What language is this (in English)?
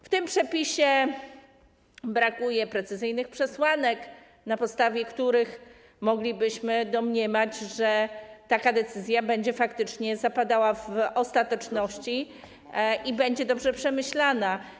Polish